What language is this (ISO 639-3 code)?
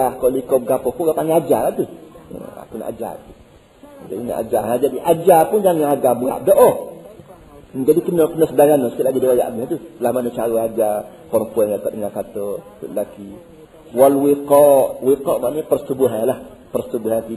msa